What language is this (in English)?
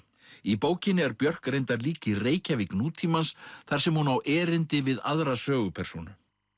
Icelandic